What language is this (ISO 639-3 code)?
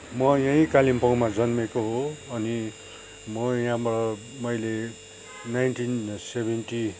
nep